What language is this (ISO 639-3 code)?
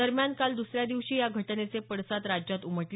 mar